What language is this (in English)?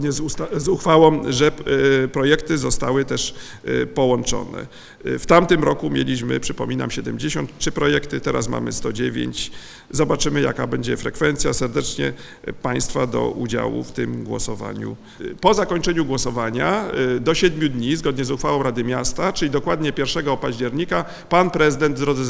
Polish